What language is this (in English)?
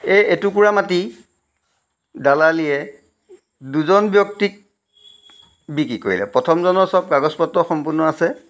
Assamese